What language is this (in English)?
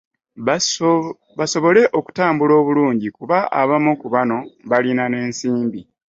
Ganda